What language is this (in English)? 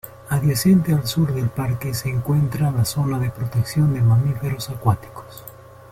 Spanish